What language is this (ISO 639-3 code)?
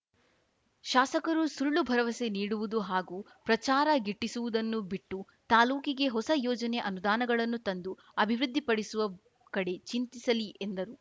kan